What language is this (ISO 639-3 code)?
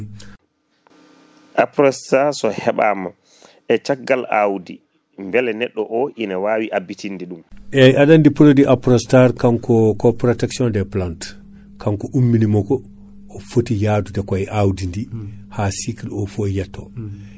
ful